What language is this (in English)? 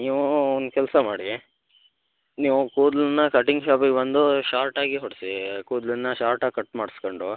Kannada